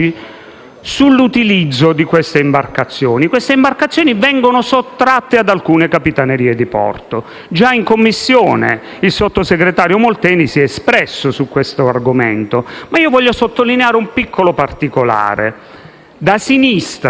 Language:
Italian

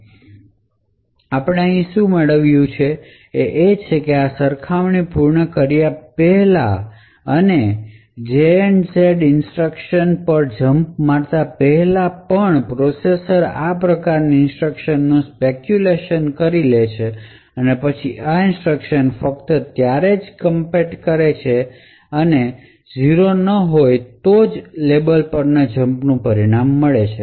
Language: Gujarati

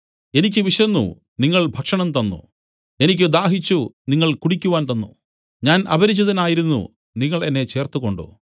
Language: Malayalam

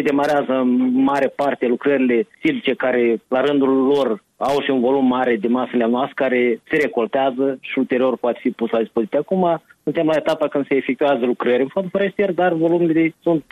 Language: Romanian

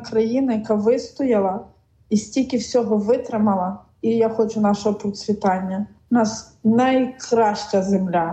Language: Ukrainian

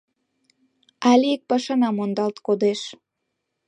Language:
Mari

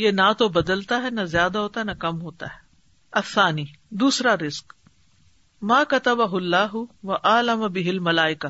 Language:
Urdu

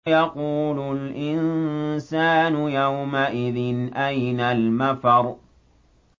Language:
Arabic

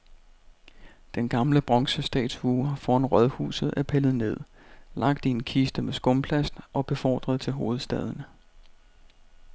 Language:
Danish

